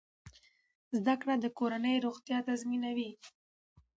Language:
Pashto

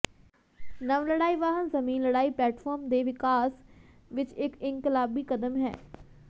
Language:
Punjabi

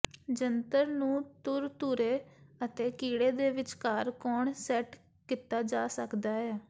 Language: Punjabi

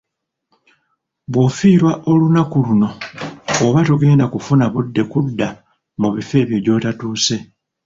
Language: Ganda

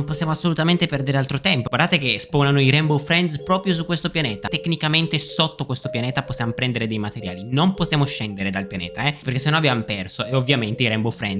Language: Italian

